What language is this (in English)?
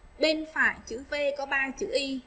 Vietnamese